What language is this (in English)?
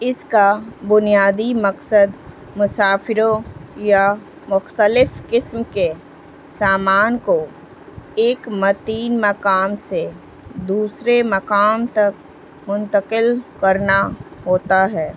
Urdu